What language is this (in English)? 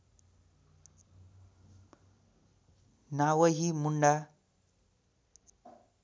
Nepali